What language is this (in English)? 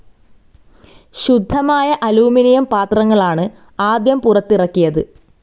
Malayalam